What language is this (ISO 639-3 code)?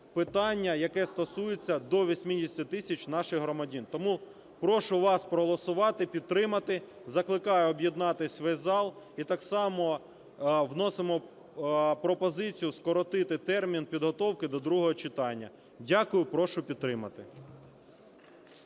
ukr